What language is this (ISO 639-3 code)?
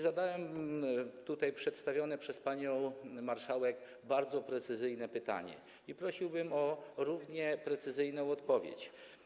pol